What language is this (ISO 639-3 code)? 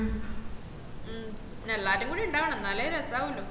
mal